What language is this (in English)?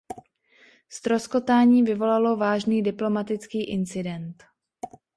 Czech